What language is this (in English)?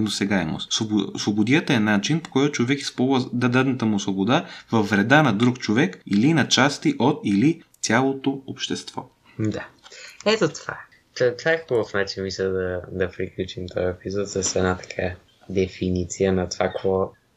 Bulgarian